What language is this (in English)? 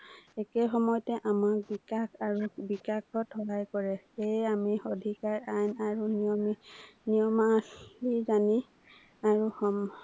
Assamese